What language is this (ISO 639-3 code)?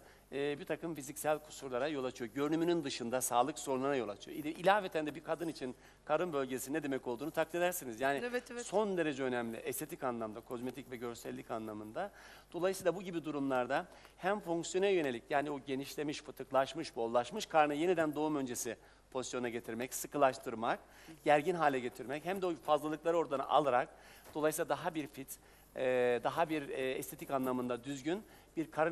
tur